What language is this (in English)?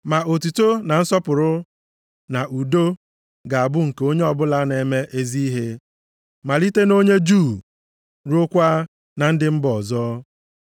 Igbo